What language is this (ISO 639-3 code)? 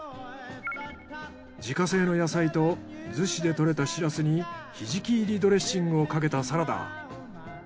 jpn